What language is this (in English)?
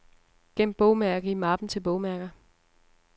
Danish